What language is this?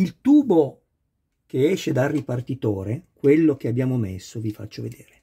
Italian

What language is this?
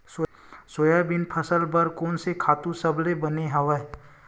Chhattisgarhi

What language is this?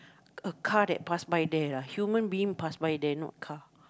English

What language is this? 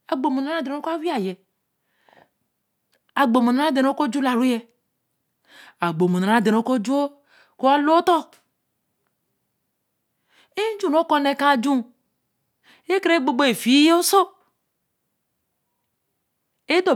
Eleme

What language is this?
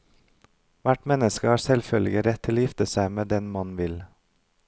Norwegian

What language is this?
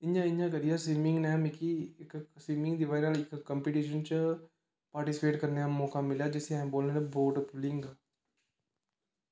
Dogri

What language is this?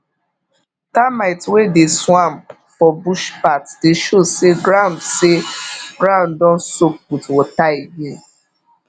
Nigerian Pidgin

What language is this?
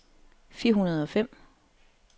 Danish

